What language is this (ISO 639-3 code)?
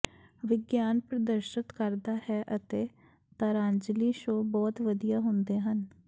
pan